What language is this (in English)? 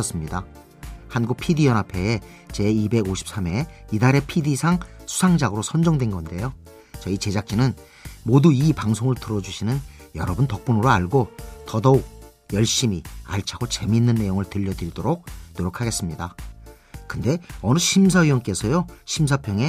Korean